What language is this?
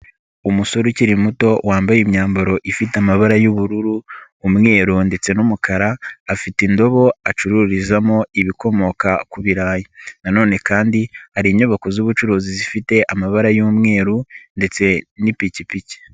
Kinyarwanda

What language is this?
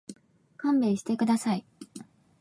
Japanese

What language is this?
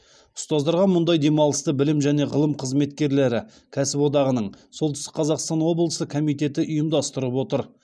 Kazakh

